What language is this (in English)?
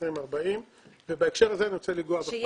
Hebrew